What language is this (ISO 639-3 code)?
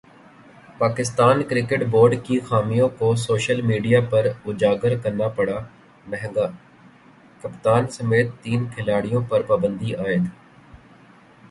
urd